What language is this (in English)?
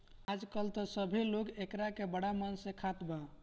Bhojpuri